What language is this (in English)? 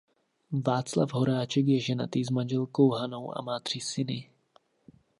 Czech